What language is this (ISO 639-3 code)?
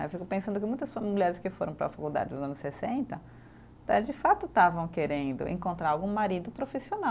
por